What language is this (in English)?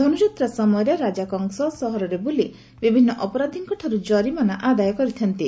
Odia